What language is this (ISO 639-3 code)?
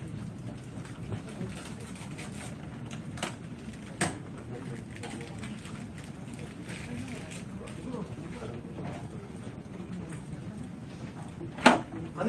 kor